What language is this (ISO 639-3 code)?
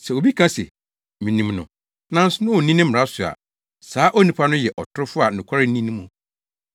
aka